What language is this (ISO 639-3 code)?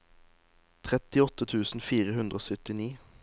nor